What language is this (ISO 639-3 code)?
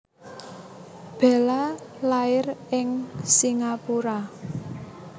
jav